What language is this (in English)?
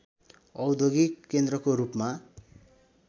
Nepali